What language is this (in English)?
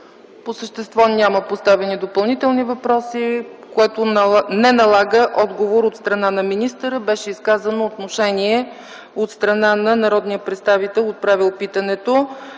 Bulgarian